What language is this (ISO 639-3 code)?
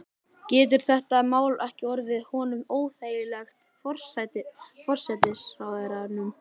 isl